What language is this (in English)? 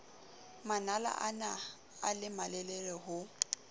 Southern Sotho